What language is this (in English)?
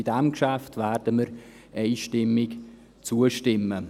Swiss German